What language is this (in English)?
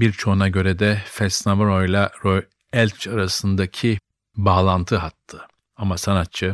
Turkish